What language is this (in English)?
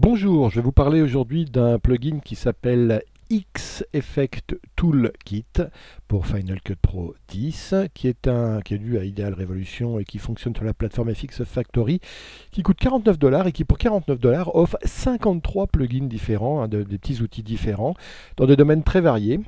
French